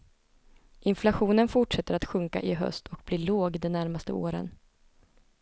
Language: Swedish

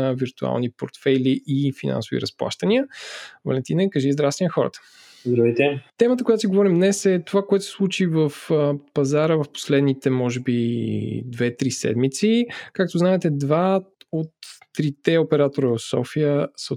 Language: Bulgarian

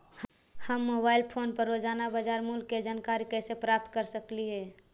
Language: Magahi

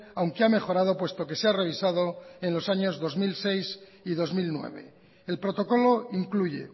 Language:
Spanish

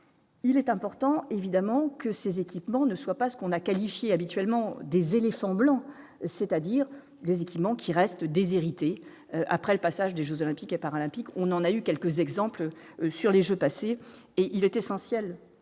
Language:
French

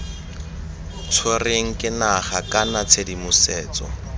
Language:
Tswana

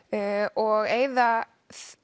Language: Icelandic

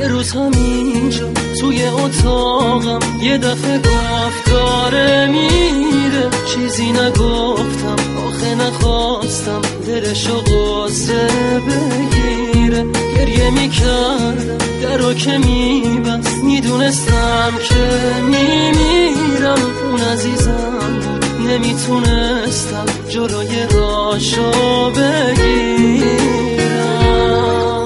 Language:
Persian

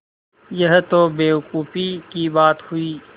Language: Hindi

